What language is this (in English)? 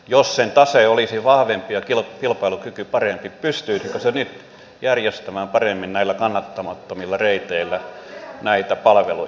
Finnish